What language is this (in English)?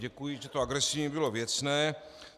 Czech